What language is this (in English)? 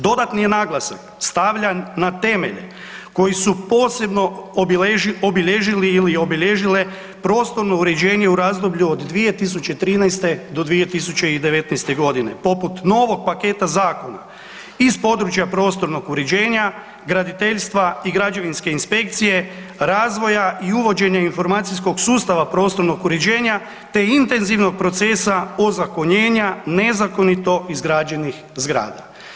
Croatian